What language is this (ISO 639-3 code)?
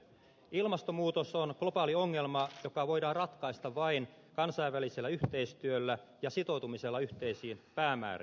fin